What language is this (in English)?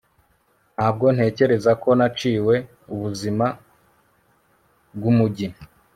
Kinyarwanda